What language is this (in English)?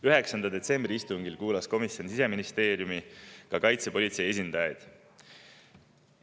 Estonian